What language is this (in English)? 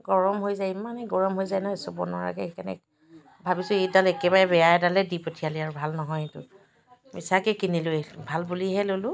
Assamese